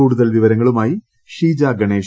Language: Malayalam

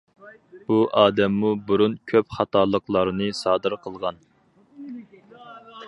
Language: Uyghur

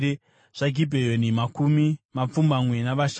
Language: Shona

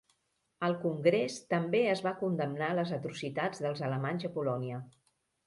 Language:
Catalan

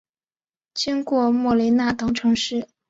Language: Chinese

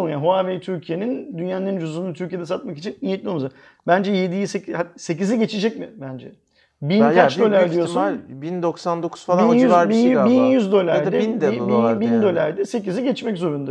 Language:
Turkish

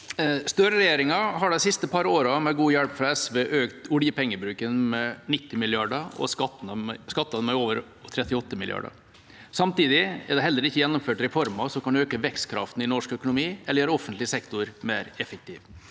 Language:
Norwegian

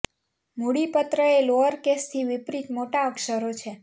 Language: Gujarati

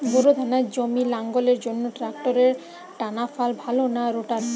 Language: Bangla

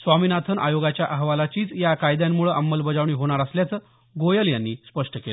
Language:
Marathi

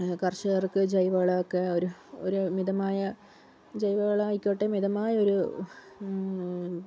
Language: Malayalam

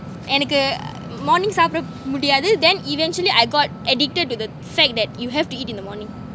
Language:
English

